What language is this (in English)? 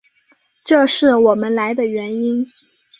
Chinese